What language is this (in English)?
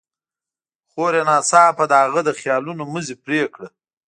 Pashto